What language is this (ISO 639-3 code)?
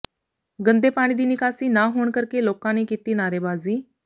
pan